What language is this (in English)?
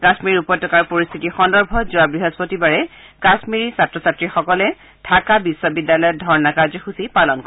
Assamese